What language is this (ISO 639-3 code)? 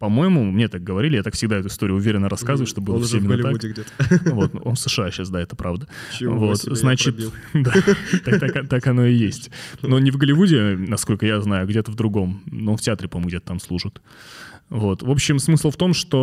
rus